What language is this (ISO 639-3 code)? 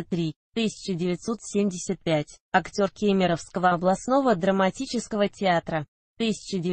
rus